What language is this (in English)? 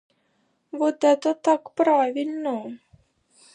Ukrainian